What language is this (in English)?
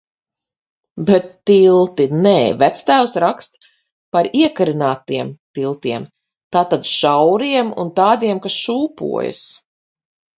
Latvian